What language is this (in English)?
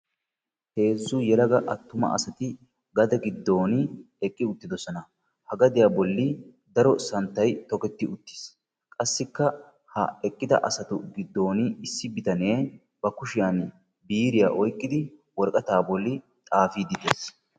Wolaytta